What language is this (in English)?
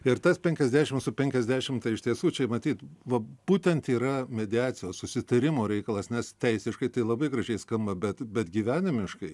Lithuanian